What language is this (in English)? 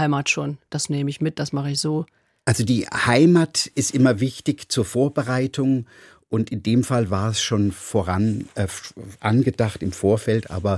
German